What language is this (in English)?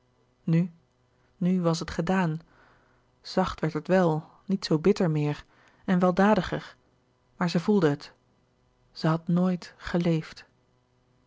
Dutch